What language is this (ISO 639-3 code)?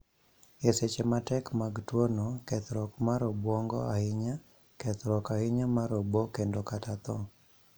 luo